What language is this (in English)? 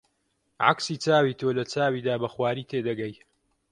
Central Kurdish